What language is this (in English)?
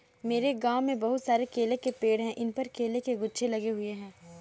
Hindi